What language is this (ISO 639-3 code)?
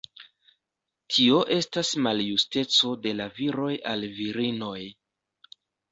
epo